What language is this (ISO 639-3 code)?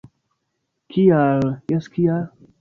epo